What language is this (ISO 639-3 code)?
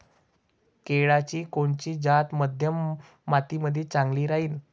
mar